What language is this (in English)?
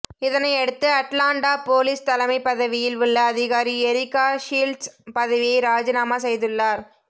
Tamil